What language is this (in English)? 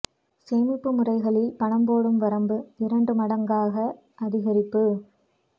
Tamil